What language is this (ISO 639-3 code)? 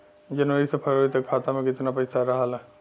bho